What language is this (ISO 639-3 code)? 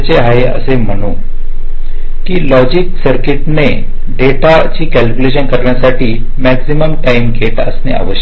mar